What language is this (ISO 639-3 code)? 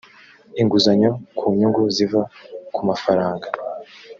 kin